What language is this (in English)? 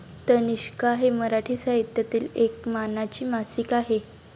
Marathi